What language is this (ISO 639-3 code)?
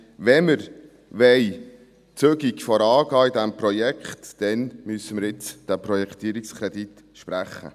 gsw